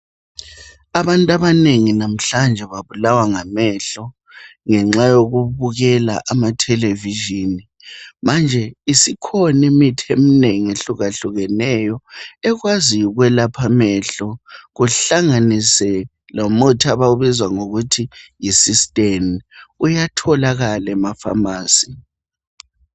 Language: North Ndebele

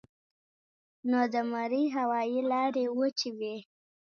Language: Pashto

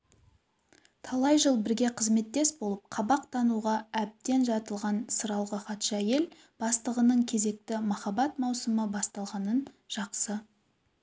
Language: Kazakh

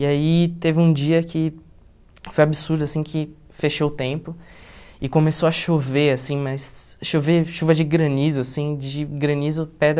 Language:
Portuguese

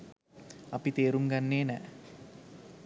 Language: Sinhala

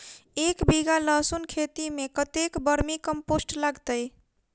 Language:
Maithili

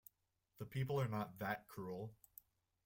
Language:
English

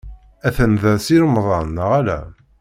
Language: Kabyle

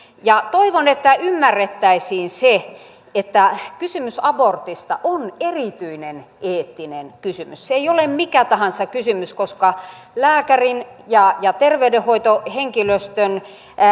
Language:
Finnish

